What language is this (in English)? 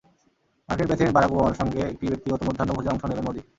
Bangla